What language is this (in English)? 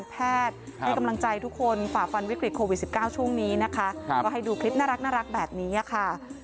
Thai